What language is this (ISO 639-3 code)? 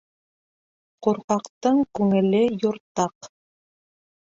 bak